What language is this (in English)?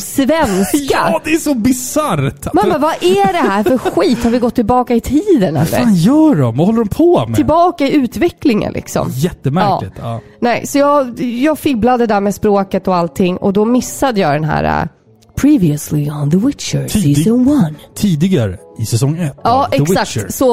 Swedish